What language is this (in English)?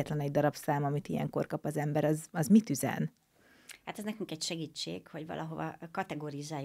Hungarian